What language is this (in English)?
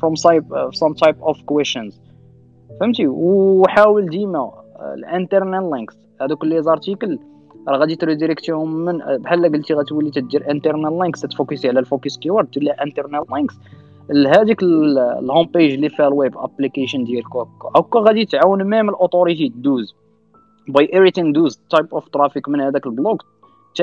Arabic